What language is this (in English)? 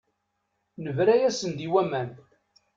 Kabyle